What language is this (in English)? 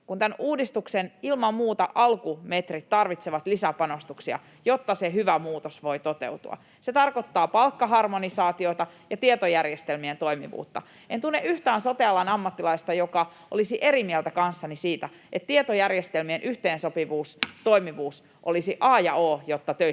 Finnish